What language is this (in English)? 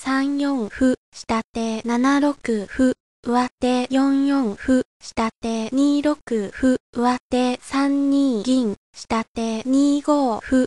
Japanese